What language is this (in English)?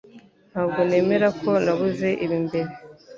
Kinyarwanda